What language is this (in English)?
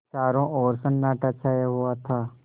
Hindi